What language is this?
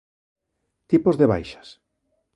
Galician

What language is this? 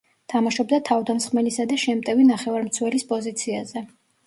Georgian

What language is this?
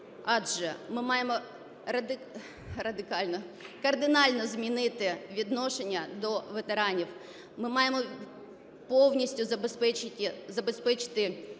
Ukrainian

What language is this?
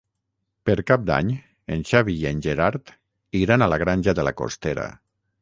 Catalan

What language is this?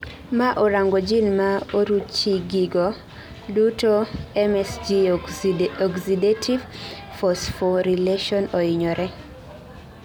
Luo (Kenya and Tanzania)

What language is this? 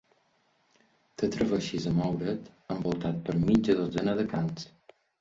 Catalan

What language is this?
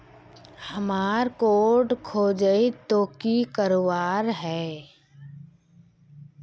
Magahi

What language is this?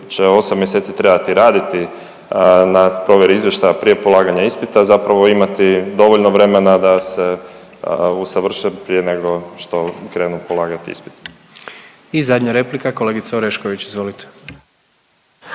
Croatian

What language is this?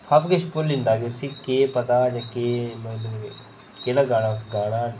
Dogri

